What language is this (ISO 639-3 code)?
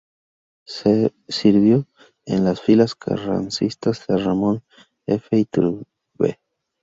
spa